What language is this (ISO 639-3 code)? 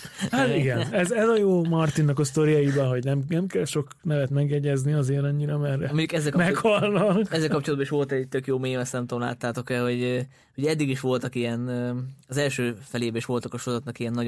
hun